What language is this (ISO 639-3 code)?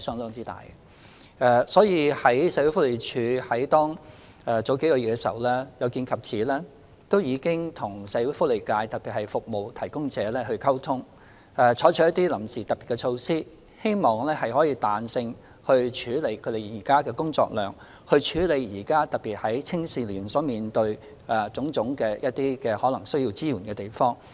yue